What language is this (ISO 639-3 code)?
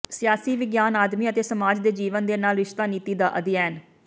pan